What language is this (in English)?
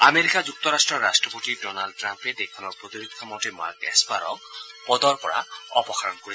Assamese